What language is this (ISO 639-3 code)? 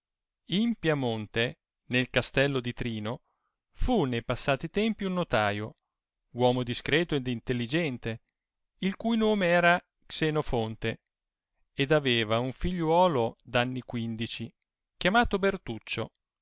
ita